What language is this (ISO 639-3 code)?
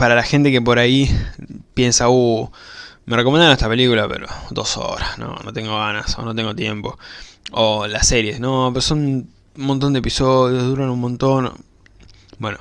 spa